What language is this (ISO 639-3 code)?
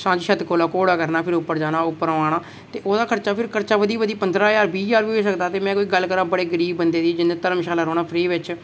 doi